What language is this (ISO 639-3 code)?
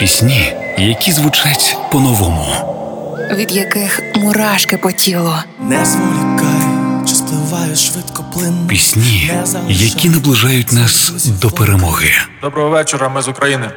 ukr